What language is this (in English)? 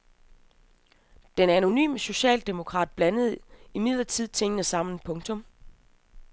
Danish